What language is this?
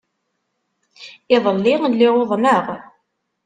Kabyle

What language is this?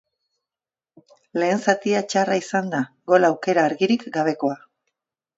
Basque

